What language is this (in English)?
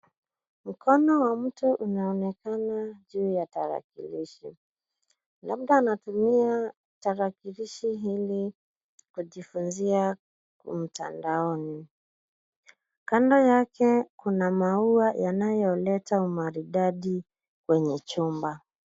Swahili